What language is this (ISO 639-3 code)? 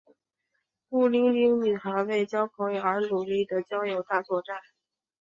zho